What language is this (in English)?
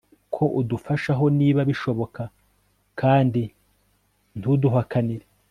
Kinyarwanda